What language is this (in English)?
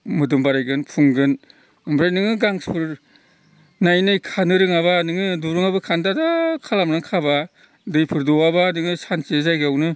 Bodo